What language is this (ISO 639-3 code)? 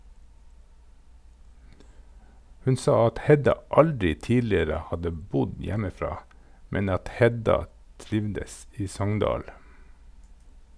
nor